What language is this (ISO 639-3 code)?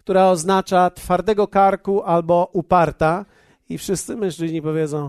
pol